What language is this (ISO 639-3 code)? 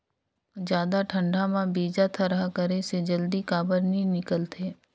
hne